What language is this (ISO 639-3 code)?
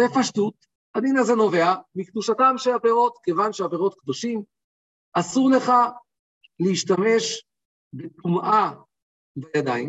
heb